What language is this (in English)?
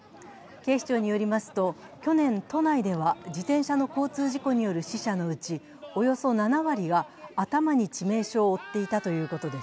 Japanese